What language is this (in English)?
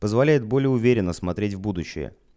Russian